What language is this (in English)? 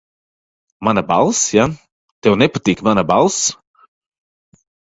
Latvian